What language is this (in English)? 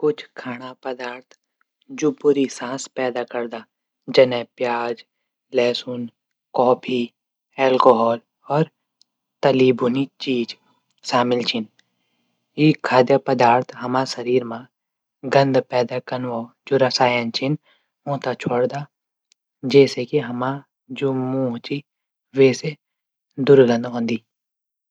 Garhwali